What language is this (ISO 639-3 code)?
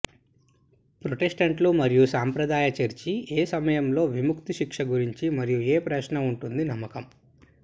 tel